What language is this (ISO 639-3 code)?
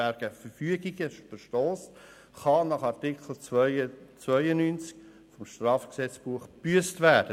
gsw